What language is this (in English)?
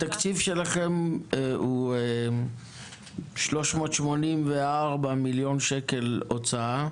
Hebrew